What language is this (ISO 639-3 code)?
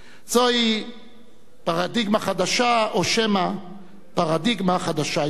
heb